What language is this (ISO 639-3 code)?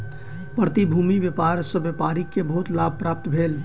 mai